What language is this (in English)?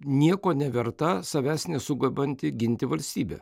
Lithuanian